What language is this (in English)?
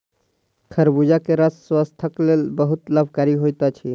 Maithili